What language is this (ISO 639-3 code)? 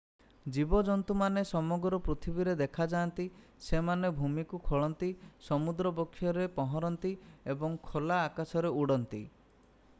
ori